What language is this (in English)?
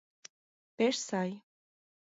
Mari